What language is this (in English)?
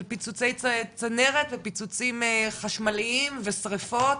Hebrew